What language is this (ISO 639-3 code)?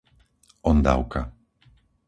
slk